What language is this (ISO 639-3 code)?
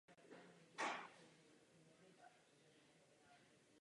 ces